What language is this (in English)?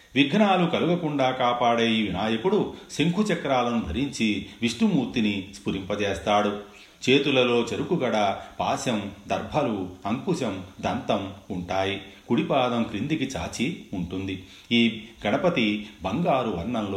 Telugu